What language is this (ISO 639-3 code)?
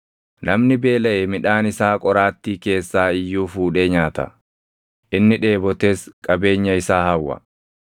orm